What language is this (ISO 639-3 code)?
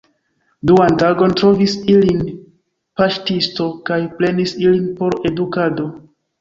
epo